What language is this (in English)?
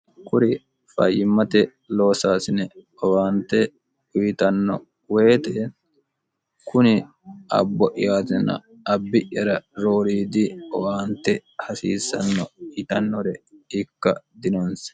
Sidamo